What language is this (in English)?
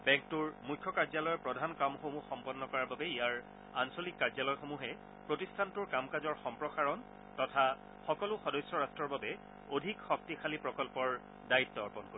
Assamese